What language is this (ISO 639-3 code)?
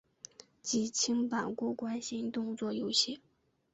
zho